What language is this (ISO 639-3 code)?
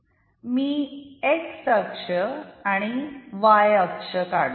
mar